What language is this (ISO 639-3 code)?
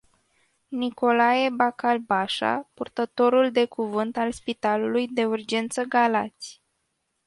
ron